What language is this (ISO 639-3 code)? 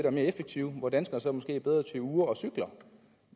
dan